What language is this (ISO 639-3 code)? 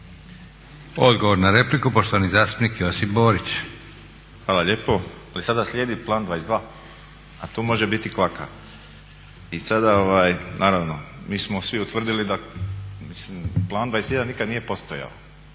hrv